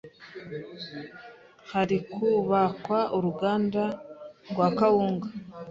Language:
Kinyarwanda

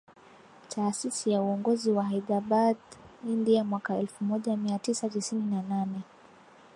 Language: Swahili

